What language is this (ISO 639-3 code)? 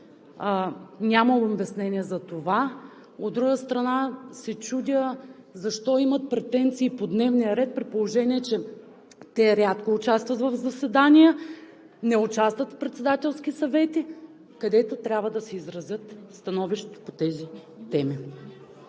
bul